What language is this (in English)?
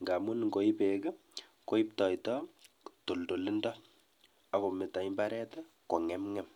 Kalenjin